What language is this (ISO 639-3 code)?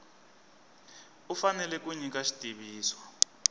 tso